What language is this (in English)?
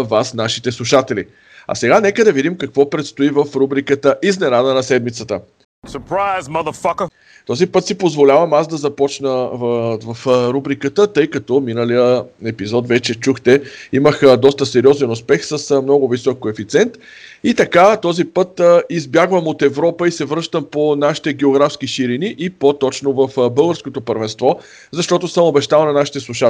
Bulgarian